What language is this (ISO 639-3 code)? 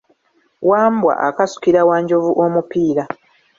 lug